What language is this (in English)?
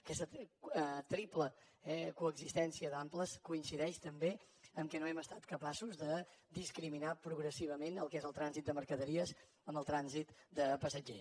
Catalan